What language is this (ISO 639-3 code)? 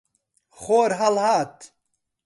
ckb